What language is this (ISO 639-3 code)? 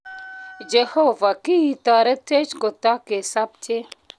kln